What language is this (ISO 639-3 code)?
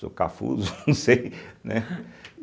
por